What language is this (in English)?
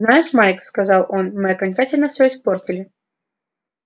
Russian